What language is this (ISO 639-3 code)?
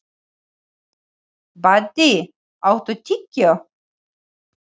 isl